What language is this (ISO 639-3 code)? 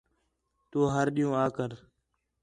xhe